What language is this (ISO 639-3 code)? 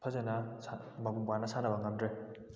mni